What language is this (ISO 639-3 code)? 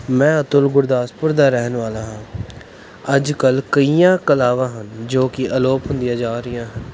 pan